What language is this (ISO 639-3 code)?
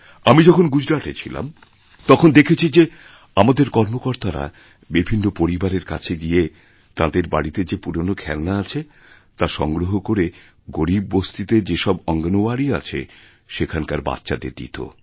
ben